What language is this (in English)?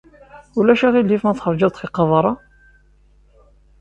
Kabyle